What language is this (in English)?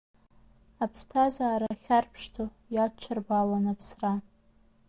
Abkhazian